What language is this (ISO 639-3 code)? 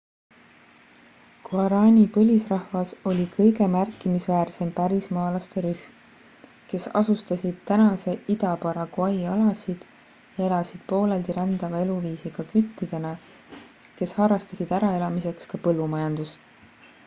est